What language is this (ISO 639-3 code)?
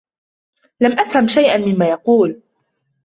ara